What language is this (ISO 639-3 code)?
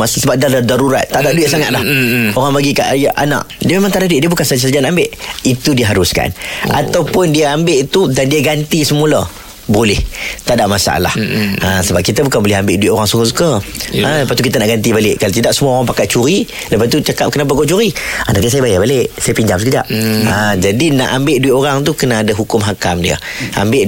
msa